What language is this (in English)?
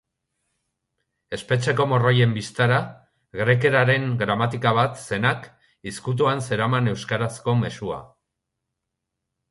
Basque